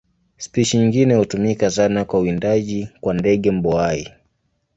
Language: Swahili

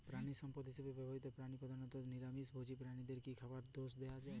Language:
Bangla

